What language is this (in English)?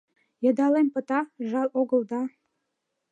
Mari